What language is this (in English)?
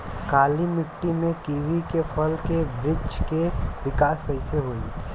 Bhojpuri